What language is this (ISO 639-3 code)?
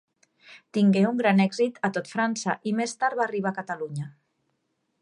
cat